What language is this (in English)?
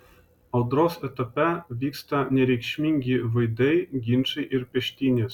Lithuanian